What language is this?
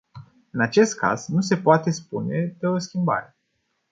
Romanian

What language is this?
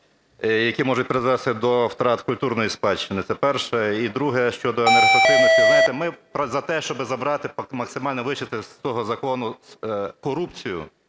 Ukrainian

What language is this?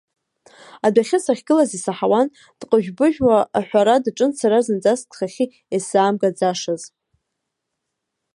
Abkhazian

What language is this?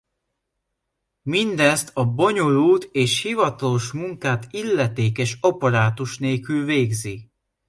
Hungarian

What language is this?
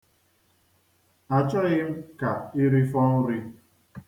Igbo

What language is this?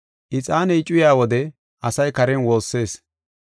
Gofa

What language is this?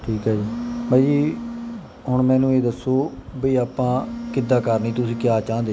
Punjabi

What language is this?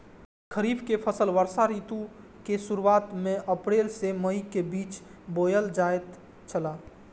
Maithili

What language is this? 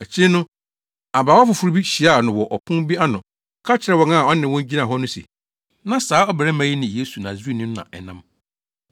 Akan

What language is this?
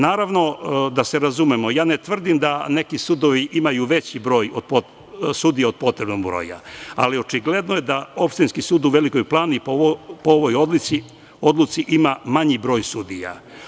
Serbian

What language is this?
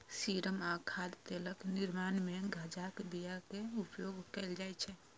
Maithili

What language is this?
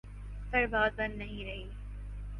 Urdu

